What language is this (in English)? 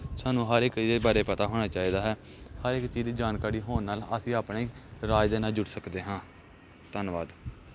Punjabi